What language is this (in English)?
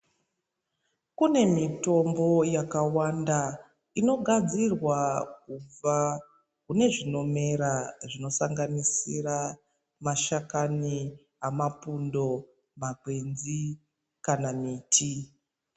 Ndau